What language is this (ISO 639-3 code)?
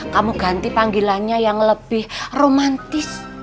ind